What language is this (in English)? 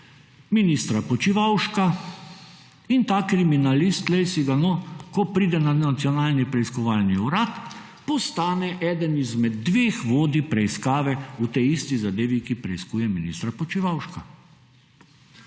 Slovenian